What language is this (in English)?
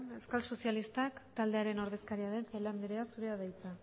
Basque